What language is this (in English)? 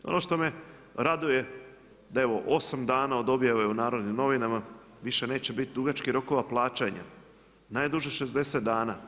Croatian